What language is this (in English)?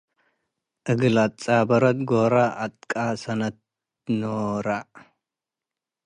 Tigre